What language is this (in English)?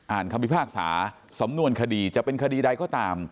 Thai